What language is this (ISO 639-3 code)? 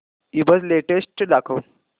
mar